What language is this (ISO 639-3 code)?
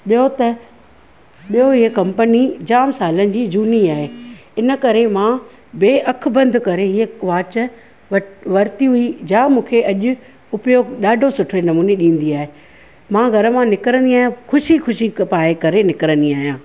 snd